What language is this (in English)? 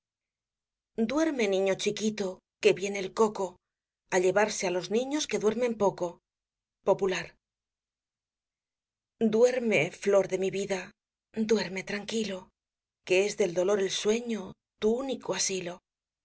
Spanish